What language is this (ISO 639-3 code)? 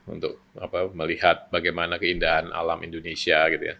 ind